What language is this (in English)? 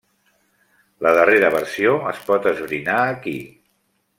Catalan